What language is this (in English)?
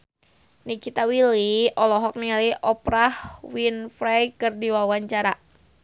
Sundanese